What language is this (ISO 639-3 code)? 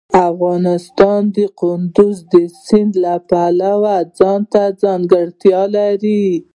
pus